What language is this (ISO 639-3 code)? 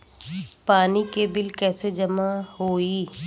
bho